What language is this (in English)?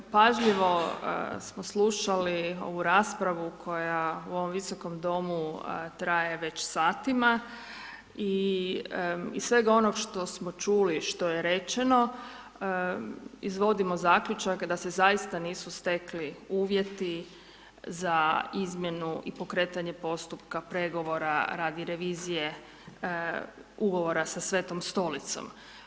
Croatian